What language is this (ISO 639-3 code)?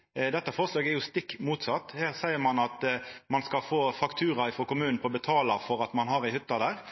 nno